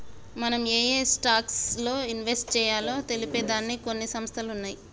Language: Telugu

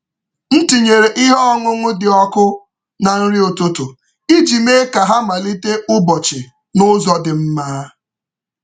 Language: Igbo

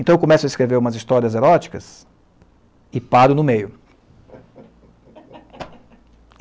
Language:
Portuguese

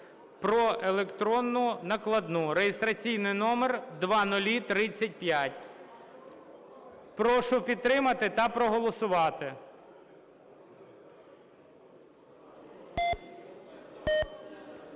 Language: Ukrainian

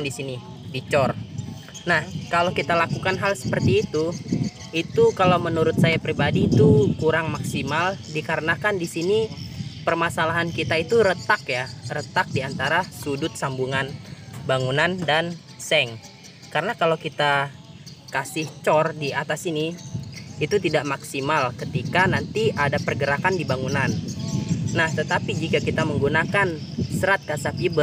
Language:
Indonesian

